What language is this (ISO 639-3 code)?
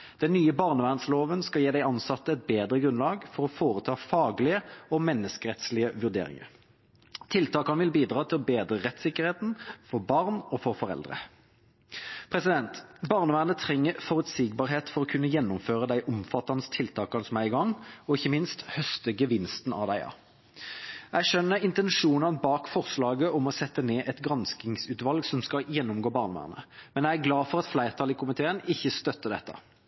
nob